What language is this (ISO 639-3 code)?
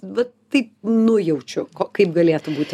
lit